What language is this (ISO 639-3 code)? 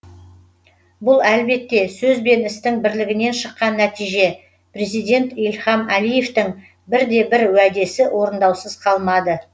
kaz